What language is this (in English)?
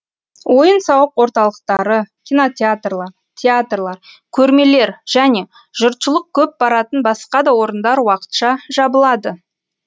Kazakh